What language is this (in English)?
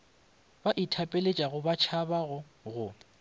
Northern Sotho